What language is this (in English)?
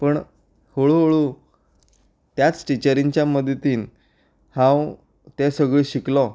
Konkani